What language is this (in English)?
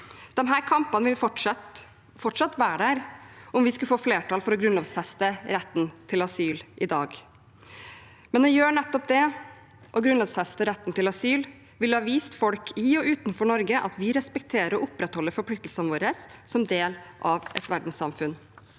Norwegian